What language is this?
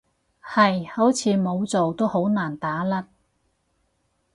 Cantonese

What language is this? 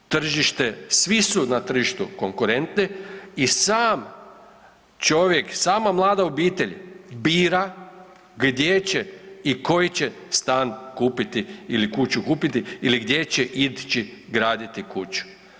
Croatian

